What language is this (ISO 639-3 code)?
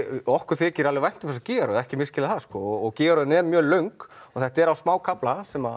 isl